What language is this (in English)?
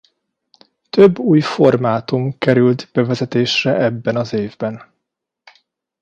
Hungarian